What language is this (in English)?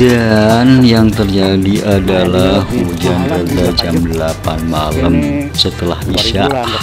Indonesian